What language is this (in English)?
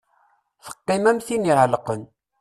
Kabyle